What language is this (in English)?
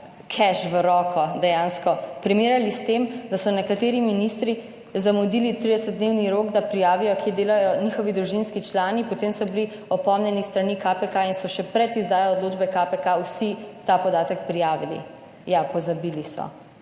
Slovenian